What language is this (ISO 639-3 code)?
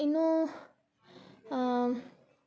kan